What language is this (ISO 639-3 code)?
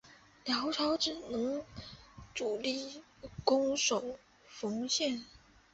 zho